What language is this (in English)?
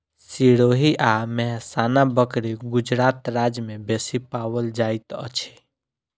Maithili